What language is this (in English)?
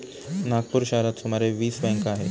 Marathi